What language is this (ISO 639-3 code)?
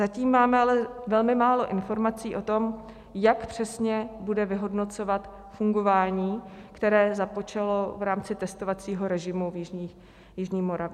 ces